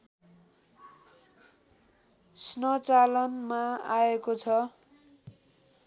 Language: Nepali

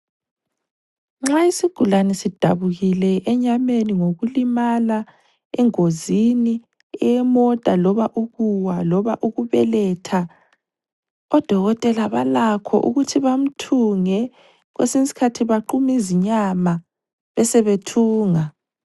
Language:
North Ndebele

